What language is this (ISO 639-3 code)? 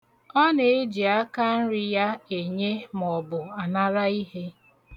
ibo